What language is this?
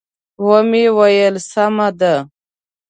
Pashto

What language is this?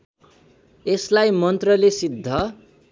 Nepali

